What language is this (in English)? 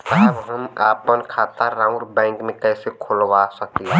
Bhojpuri